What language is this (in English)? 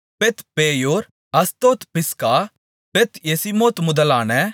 Tamil